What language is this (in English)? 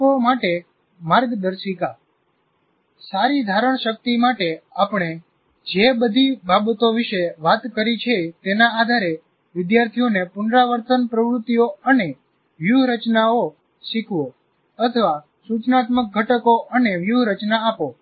Gujarati